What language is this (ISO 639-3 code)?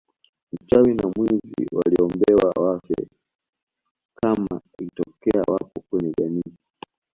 swa